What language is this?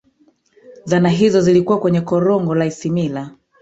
Swahili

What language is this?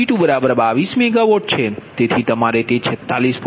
Gujarati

